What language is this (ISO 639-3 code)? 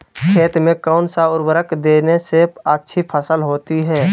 mag